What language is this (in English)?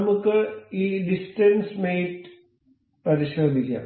Malayalam